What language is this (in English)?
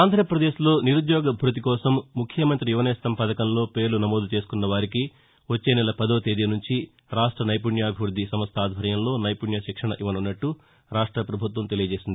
Telugu